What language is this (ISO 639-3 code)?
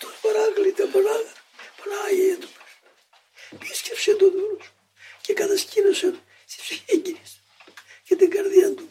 ell